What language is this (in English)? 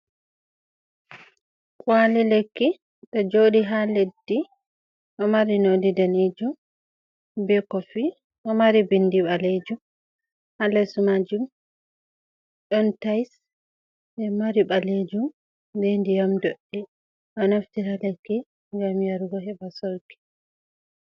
Fula